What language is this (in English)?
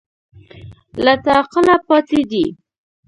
Pashto